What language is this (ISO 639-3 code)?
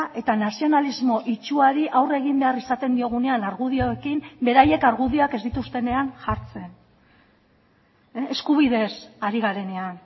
eus